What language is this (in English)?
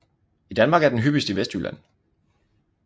Danish